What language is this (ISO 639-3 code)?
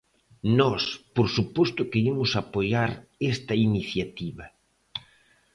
glg